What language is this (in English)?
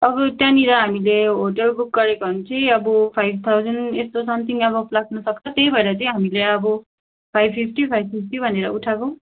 Nepali